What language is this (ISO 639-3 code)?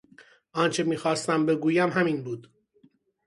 fas